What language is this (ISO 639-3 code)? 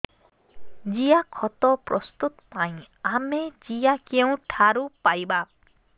ori